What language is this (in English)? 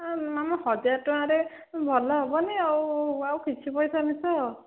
Odia